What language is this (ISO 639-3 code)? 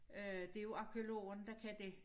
dan